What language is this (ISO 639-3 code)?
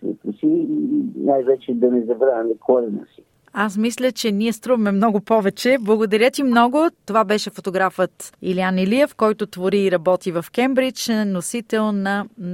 bul